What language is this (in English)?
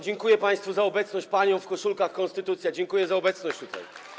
Polish